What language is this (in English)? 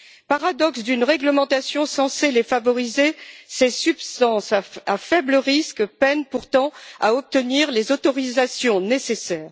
French